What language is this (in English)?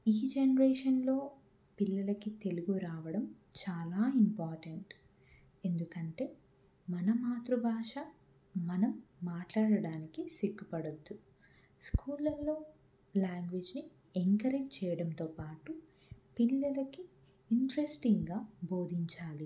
Telugu